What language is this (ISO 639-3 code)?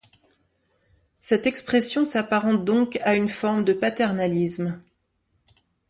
fra